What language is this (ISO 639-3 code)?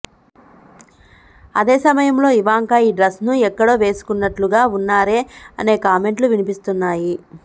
tel